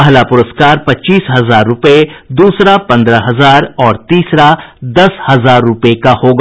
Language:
Hindi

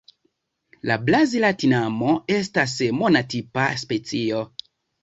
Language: Esperanto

